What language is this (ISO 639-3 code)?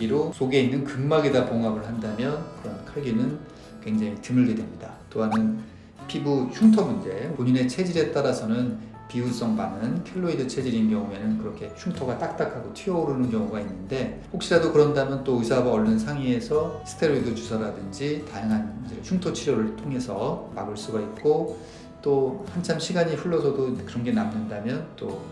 kor